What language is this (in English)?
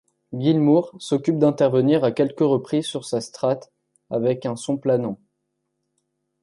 French